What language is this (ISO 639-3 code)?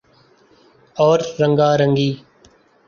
urd